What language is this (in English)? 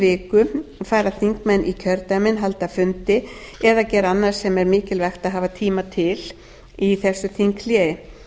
Icelandic